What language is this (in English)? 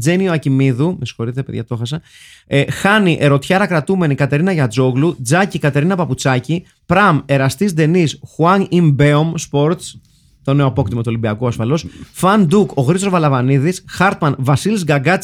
Greek